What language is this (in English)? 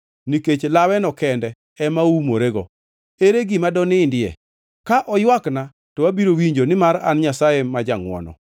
Luo (Kenya and Tanzania)